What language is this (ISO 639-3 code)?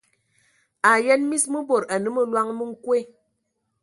ewo